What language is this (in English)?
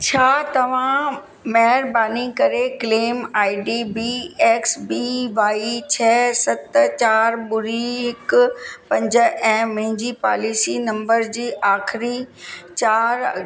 Sindhi